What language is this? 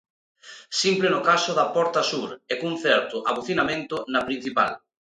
Galician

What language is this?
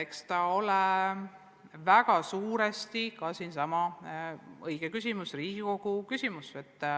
Estonian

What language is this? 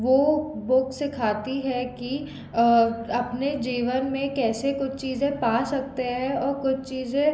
Hindi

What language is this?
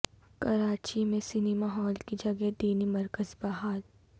Urdu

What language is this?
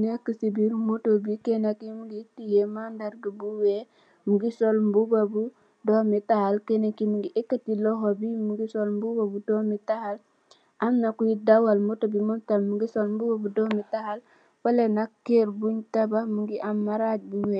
Wolof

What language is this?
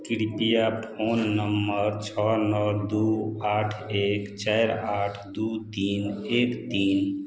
Maithili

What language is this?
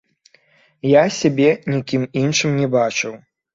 Belarusian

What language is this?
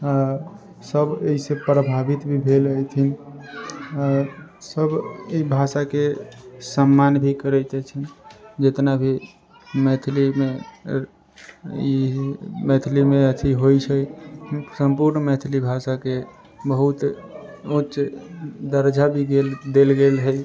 Maithili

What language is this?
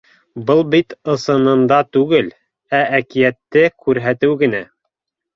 Bashkir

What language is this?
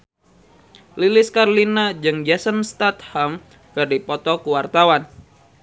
Sundanese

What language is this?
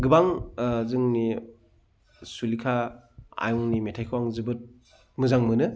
Bodo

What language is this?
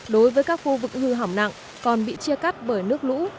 Vietnamese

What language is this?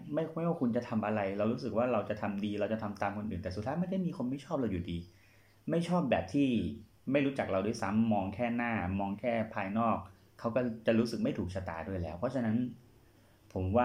Thai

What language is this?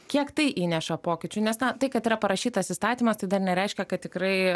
Lithuanian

